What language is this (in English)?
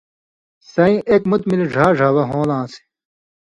Indus Kohistani